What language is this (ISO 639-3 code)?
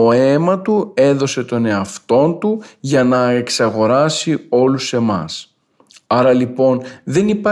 ell